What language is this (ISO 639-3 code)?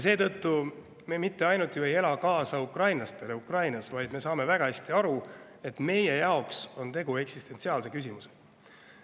est